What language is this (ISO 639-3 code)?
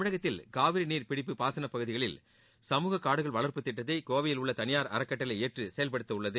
tam